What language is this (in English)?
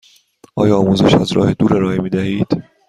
Persian